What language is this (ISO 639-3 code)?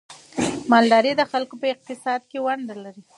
pus